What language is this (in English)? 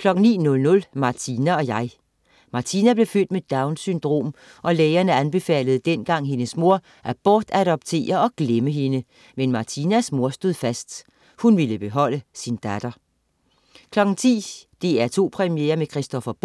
Danish